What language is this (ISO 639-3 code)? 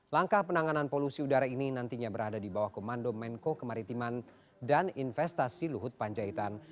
ind